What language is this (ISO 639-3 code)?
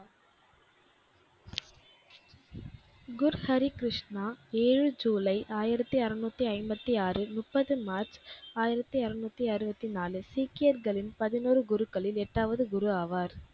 tam